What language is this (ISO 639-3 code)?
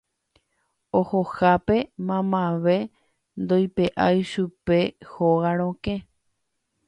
grn